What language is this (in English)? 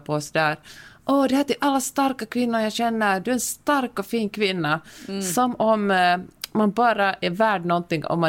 Swedish